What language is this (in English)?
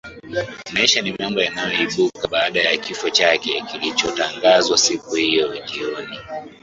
Swahili